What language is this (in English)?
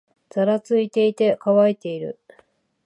Japanese